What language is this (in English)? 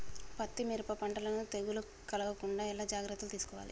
Telugu